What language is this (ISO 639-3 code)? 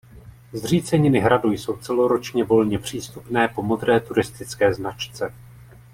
ces